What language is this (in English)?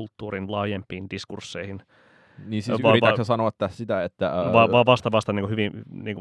Finnish